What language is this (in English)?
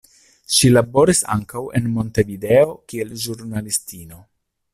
Esperanto